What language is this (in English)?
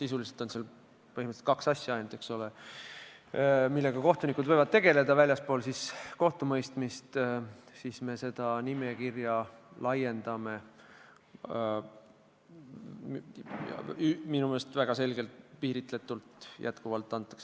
Estonian